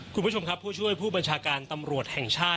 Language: Thai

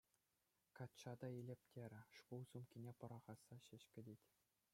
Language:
Chuvash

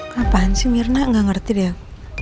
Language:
Indonesian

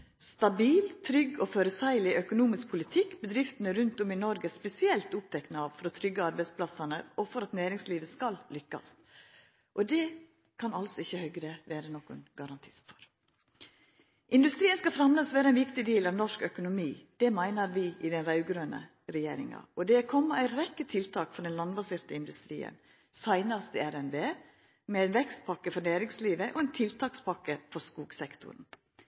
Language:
Norwegian Nynorsk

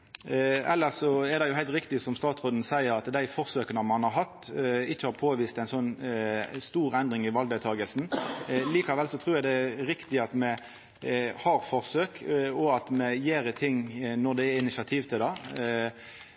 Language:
Norwegian Nynorsk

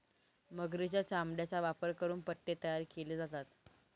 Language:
Marathi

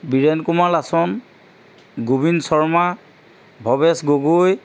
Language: Assamese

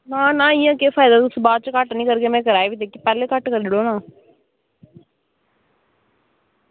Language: Dogri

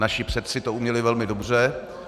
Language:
Czech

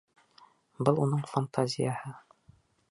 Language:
Bashkir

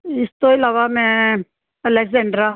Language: Punjabi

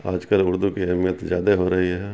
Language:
Urdu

